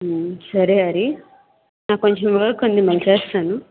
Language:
Telugu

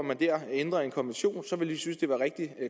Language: Danish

